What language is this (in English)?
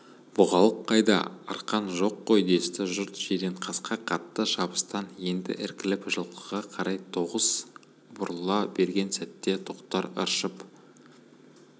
Kazakh